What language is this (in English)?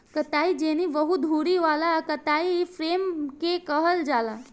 Bhojpuri